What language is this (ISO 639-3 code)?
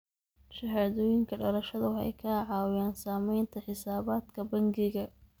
som